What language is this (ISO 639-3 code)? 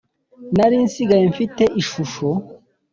kin